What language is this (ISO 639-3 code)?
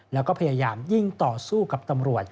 tha